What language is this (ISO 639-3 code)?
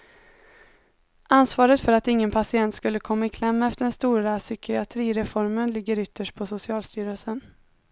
swe